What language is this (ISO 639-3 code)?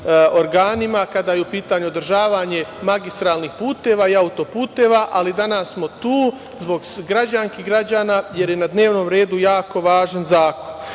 srp